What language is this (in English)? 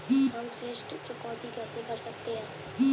Hindi